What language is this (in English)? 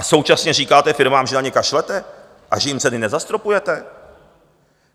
Czech